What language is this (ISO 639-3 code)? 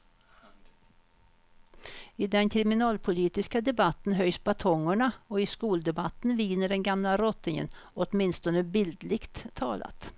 swe